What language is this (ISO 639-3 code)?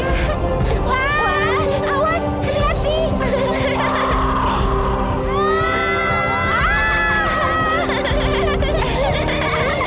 ind